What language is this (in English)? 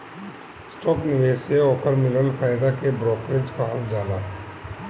Bhojpuri